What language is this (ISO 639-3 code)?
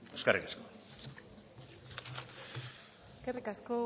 eus